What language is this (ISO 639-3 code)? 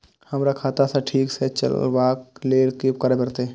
mai